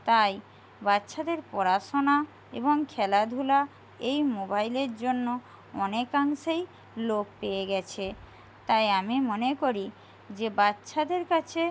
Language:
Bangla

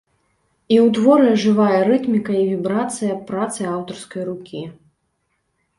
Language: Belarusian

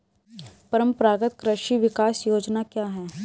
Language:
Hindi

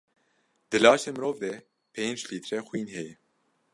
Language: Kurdish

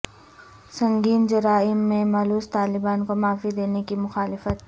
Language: Urdu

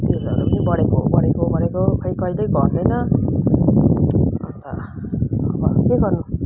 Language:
Nepali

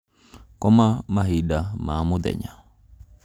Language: Kikuyu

